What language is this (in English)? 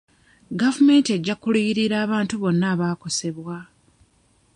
Ganda